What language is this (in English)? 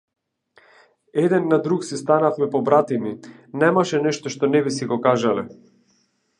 Macedonian